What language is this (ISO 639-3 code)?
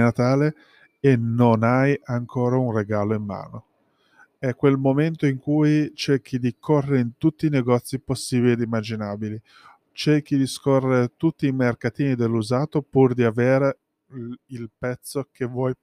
ita